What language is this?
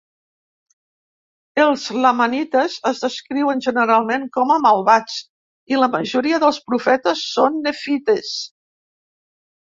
Catalan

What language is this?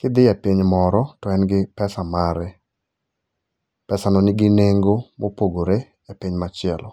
Luo (Kenya and Tanzania)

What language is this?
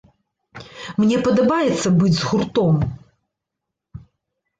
Belarusian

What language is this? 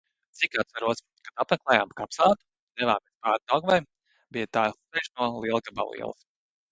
Latvian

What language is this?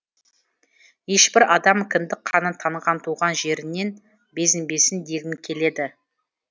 Kazakh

